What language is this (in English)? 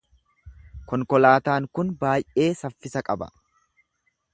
Oromo